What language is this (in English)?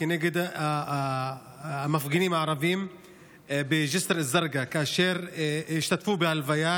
Hebrew